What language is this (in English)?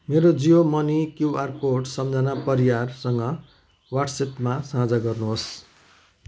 Nepali